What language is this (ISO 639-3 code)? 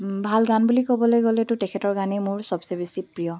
asm